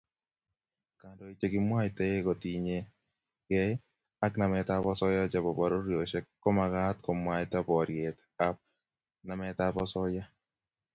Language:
Kalenjin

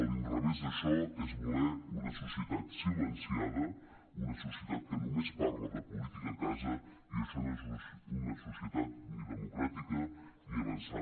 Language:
Catalan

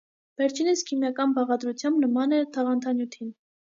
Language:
Armenian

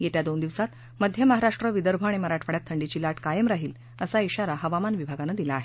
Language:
Marathi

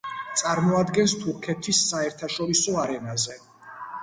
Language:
Georgian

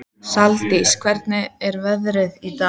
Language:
Icelandic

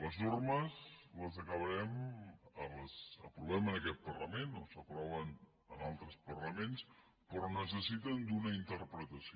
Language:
Catalan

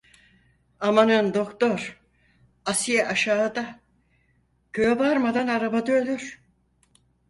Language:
Turkish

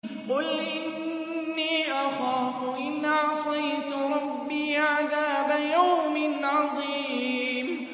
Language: Arabic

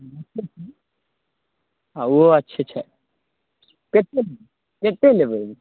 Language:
Maithili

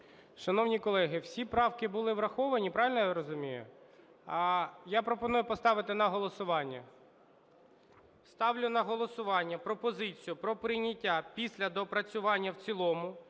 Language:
Ukrainian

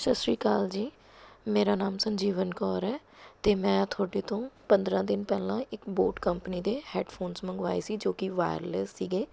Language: Punjabi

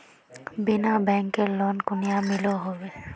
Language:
Magahi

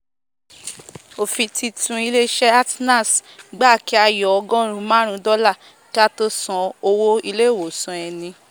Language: Yoruba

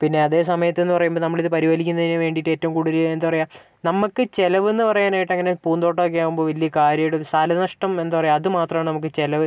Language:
Malayalam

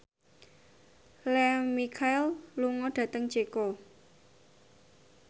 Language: Javanese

